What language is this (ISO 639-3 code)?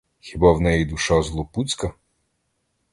ukr